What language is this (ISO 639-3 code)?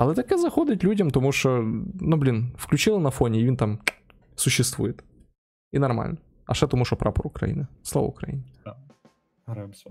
ukr